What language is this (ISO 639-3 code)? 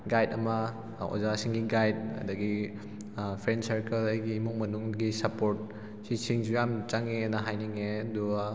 mni